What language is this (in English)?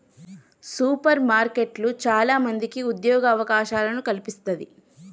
Telugu